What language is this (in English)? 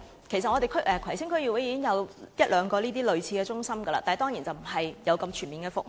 Cantonese